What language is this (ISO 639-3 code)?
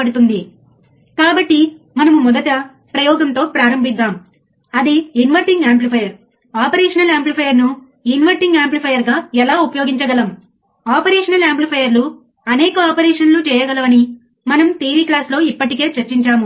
tel